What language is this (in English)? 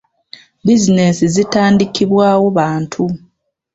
Ganda